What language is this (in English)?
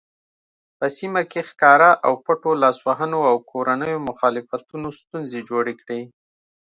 Pashto